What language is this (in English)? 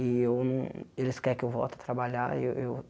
Portuguese